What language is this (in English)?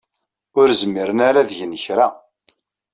Kabyle